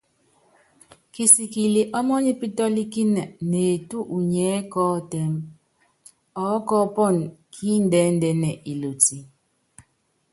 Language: Yangben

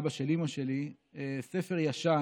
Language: Hebrew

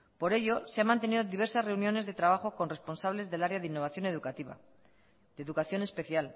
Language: Spanish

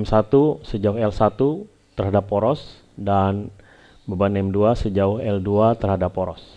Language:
Indonesian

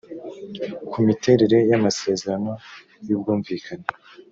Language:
Kinyarwanda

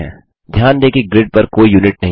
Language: Hindi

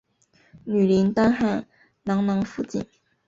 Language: Chinese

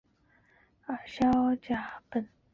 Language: Chinese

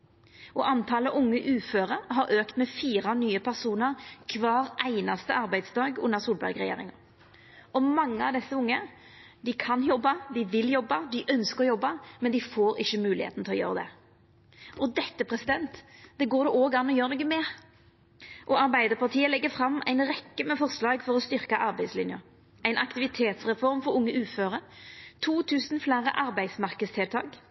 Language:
Norwegian Nynorsk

